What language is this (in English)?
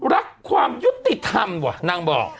Thai